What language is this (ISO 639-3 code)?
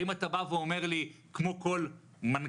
heb